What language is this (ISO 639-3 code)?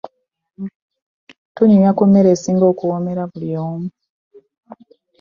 lug